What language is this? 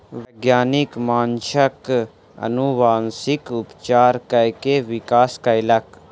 Maithili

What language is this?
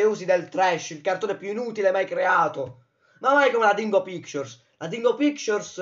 Italian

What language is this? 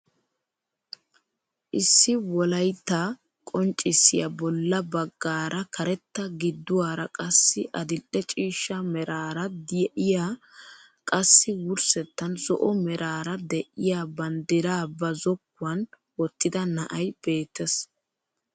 Wolaytta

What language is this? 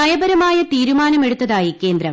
Malayalam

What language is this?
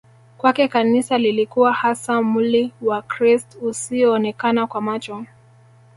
Swahili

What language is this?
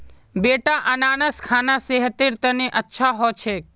Magahi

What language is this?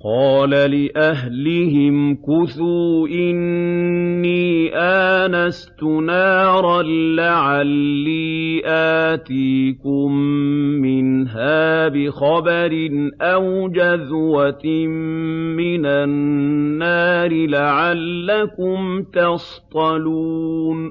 Arabic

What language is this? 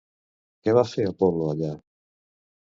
Catalan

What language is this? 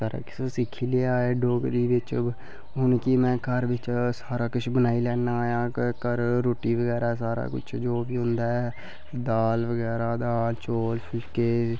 Dogri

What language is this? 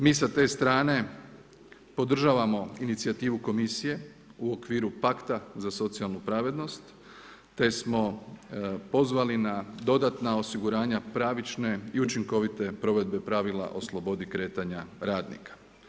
Croatian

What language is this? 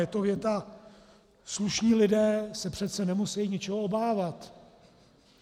Czech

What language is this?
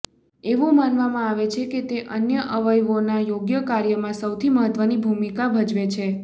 Gujarati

